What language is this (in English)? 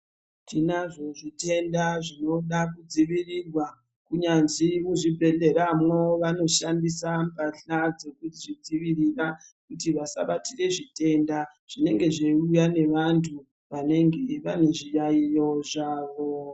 Ndau